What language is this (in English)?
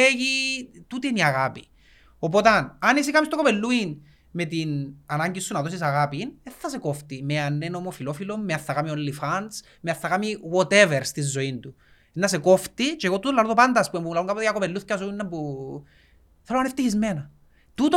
Greek